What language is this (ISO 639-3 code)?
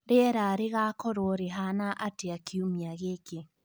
kik